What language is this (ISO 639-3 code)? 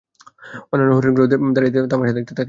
ben